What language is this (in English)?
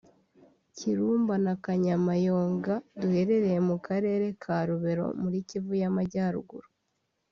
Kinyarwanda